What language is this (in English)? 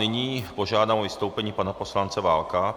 Czech